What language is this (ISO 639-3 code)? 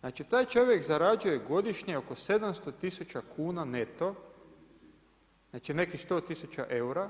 hrv